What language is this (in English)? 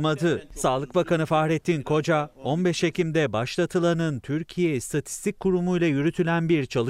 Turkish